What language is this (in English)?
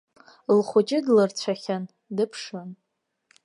Abkhazian